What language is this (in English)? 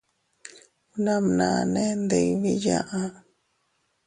Teutila Cuicatec